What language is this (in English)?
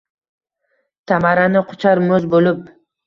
Uzbek